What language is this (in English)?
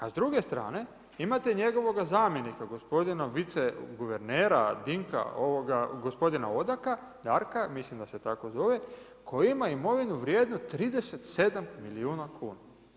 Croatian